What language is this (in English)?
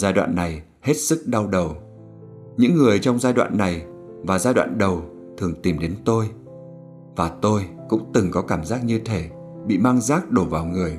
Vietnamese